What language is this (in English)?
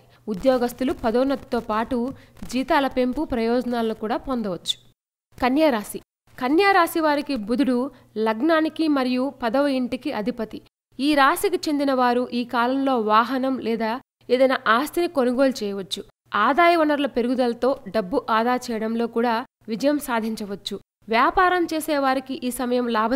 Arabic